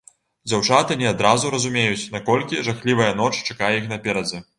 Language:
Belarusian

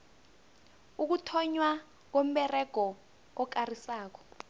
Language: South Ndebele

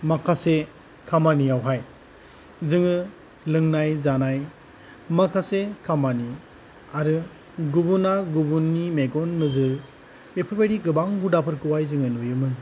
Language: Bodo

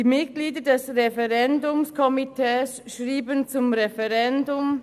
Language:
Swiss German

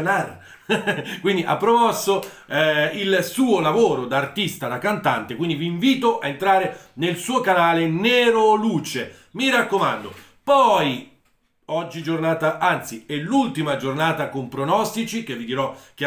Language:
Italian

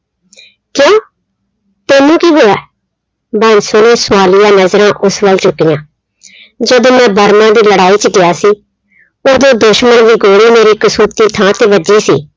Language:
Punjabi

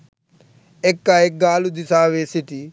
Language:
Sinhala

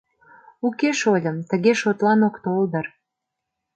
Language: Mari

